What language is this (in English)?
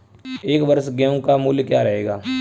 Hindi